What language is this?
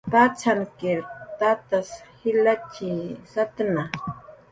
Jaqaru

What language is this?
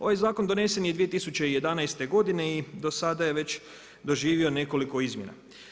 Croatian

